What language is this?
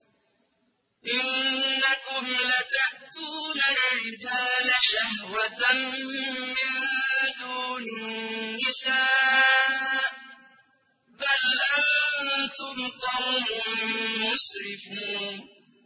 Arabic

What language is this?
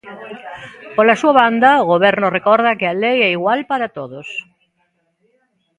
Galician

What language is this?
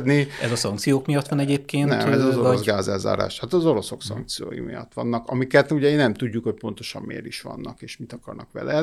Hungarian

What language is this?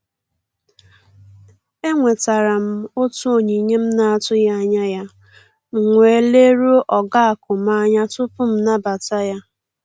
Igbo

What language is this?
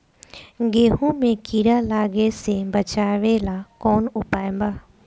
Bhojpuri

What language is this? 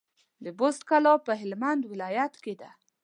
Pashto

